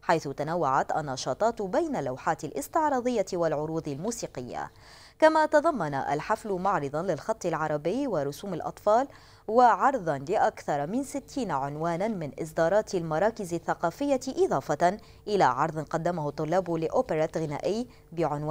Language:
Arabic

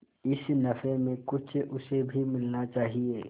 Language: Hindi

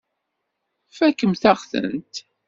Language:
Kabyle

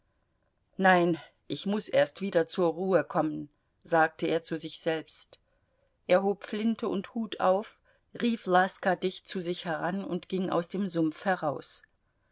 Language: German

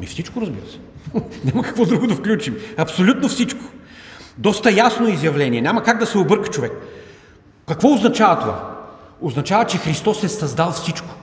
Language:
Bulgarian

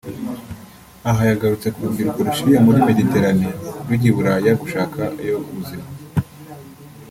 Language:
Kinyarwanda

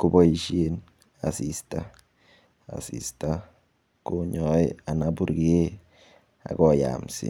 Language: Kalenjin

